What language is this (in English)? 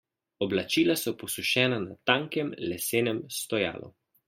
Slovenian